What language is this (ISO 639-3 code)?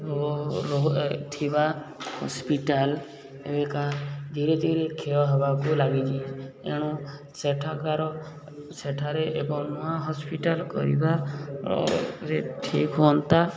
ori